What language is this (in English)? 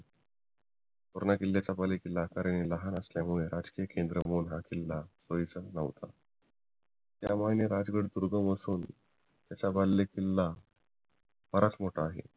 Marathi